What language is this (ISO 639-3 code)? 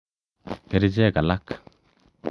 kln